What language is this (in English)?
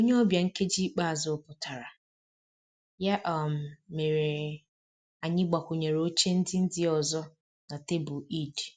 Igbo